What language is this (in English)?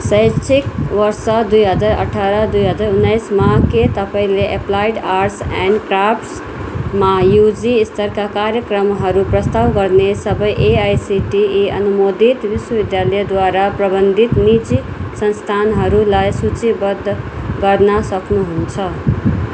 Nepali